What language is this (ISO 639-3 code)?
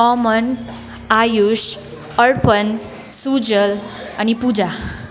nep